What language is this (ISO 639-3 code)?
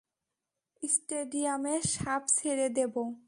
ben